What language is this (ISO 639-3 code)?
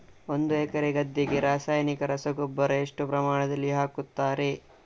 kan